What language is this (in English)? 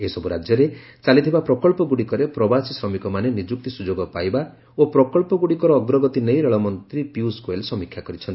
Odia